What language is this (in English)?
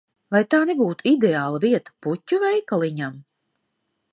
Latvian